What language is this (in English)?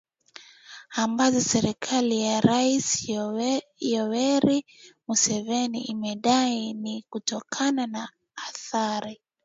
Swahili